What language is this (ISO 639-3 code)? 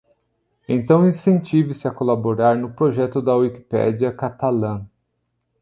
por